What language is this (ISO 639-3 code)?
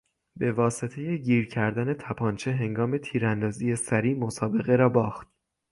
fas